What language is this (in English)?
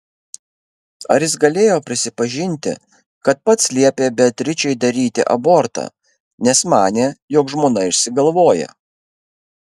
Lithuanian